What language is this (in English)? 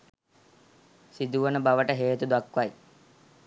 Sinhala